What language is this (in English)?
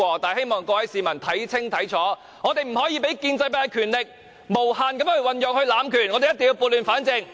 Cantonese